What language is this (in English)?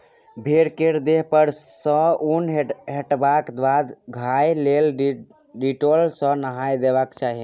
Maithili